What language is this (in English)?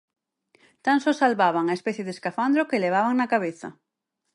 Galician